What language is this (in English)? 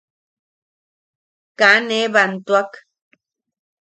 Yaqui